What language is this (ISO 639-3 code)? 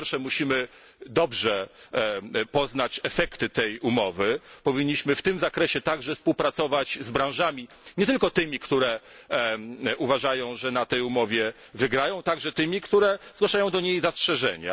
pol